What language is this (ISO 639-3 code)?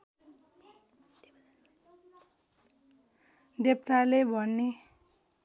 nep